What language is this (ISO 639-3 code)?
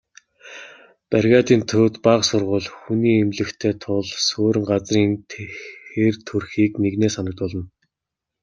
mon